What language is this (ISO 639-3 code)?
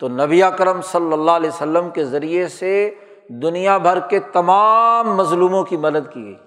urd